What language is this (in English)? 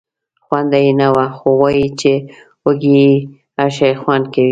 Pashto